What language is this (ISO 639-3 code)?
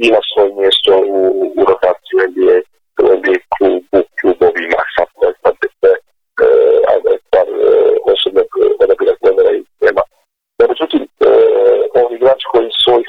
hrv